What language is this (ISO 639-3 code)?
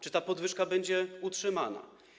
pol